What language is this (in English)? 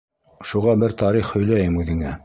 Bashkir